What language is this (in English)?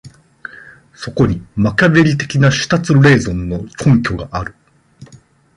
Japanese